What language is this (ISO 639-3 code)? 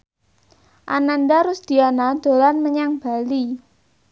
jav